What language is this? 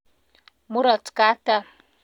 Kalenjin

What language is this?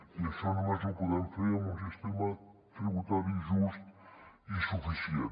Catalan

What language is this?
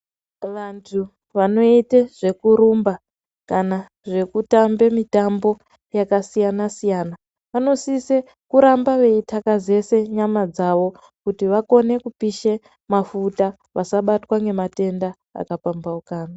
Ndau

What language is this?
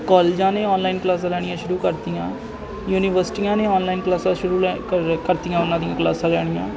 Punjabi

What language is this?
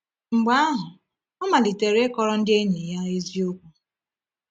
Igbo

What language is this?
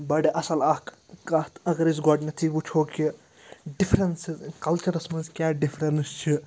Kashmiri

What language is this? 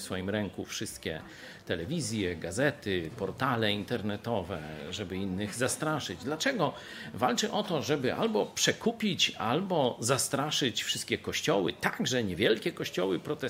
Polish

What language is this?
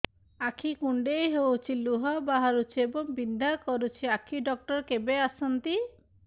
Odia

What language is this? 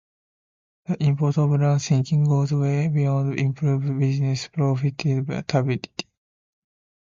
English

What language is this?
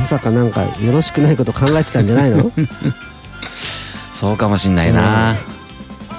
Japanese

